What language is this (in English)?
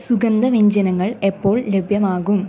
Malayalam